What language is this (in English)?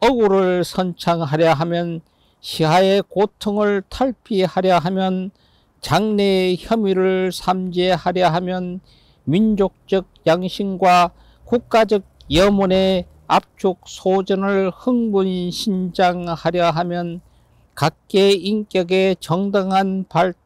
Korean